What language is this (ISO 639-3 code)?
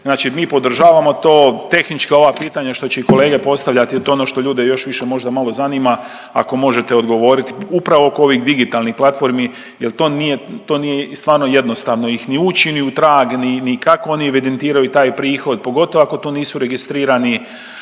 hrv